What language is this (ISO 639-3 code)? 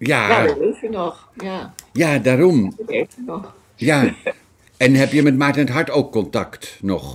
nld